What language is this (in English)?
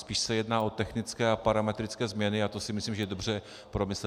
Czech